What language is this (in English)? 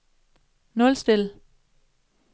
Danish